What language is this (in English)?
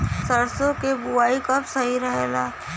Bhojpuri